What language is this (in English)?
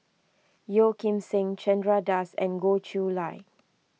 English